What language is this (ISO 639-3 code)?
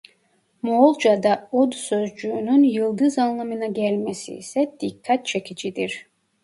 tur